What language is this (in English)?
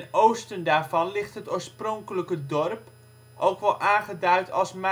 Dutch